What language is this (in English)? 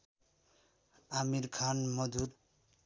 Nepali